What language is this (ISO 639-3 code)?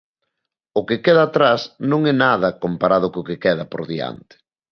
glg